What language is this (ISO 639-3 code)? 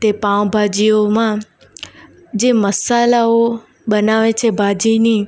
guj